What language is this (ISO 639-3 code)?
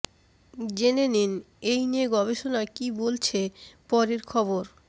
ben